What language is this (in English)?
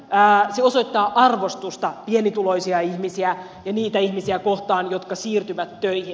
Finnish